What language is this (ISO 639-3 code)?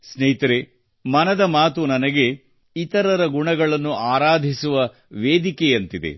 kan